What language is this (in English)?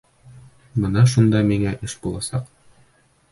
Bashkir